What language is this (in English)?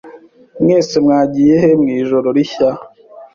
Kinyarwanda